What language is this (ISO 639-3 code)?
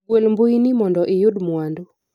luo